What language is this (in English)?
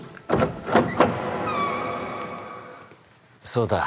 Japanese